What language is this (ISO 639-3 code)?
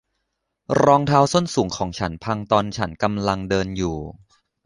tha